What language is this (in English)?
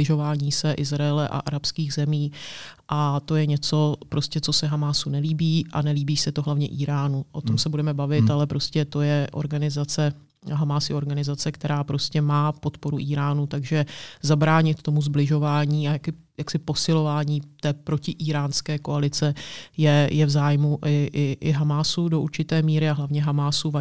Czech